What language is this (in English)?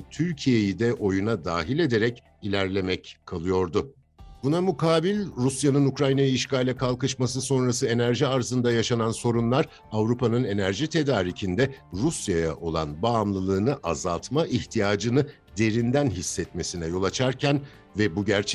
Turkish